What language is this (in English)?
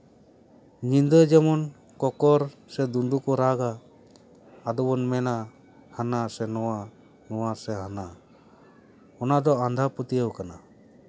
Santali